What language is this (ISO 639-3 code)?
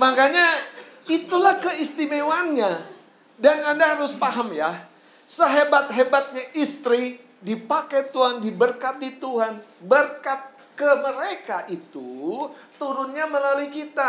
ind